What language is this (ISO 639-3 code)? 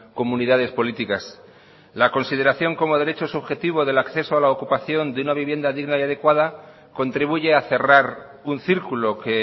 spa